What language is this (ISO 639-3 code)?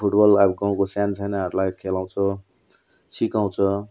nep